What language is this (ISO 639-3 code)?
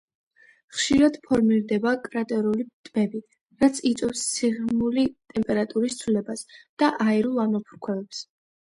kat